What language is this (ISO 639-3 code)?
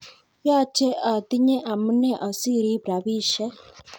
kln